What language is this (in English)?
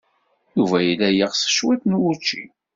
Kabyle